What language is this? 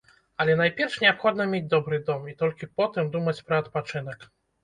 Belarusian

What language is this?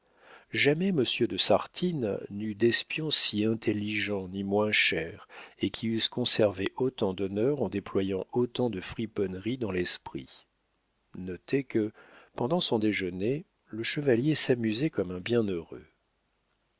French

